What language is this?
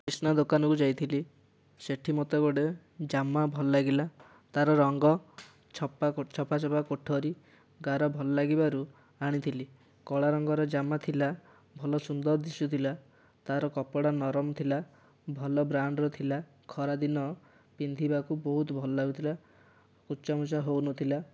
Odia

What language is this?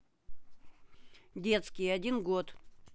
Russian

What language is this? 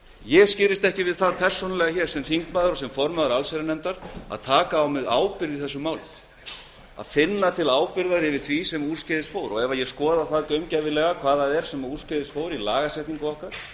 Icelandic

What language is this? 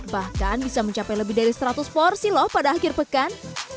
Indonesian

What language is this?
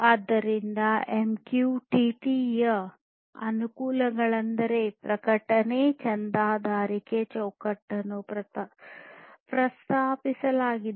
Kannada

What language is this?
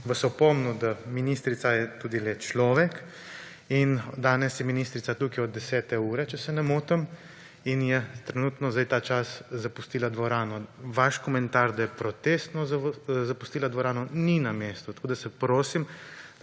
Slovenian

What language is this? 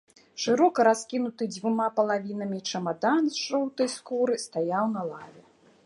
Belarusian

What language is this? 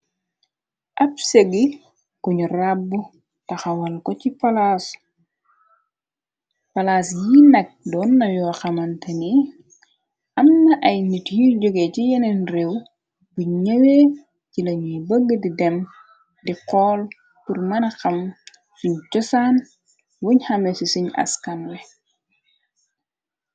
Wolof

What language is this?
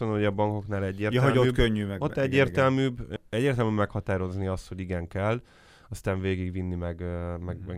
Hungarian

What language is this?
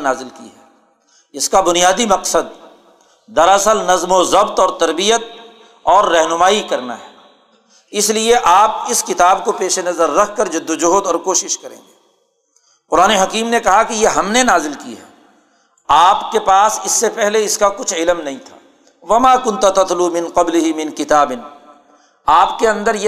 Urdu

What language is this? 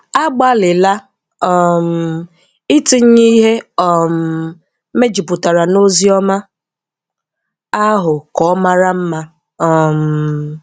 Igbo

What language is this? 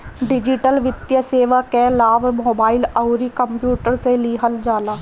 Bhojpuri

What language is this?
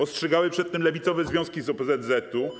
Polish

